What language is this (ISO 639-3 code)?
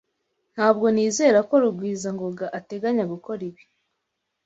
kin